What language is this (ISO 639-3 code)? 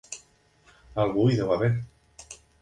cat